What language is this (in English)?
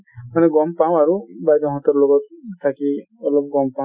Assamese